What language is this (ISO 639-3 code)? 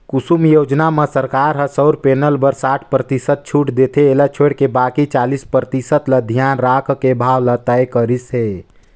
hne